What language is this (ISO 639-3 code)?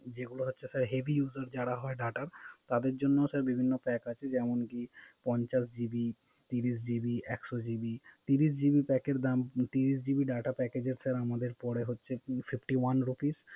ben